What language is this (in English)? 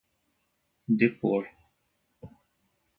Portuguese